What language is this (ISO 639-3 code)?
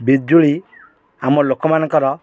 ori